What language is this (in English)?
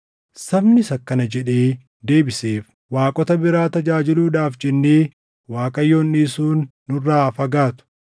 Oromo